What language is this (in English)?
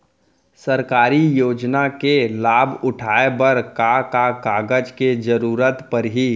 Chhattisgarhi